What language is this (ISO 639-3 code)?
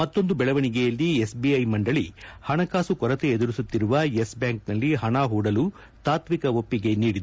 kan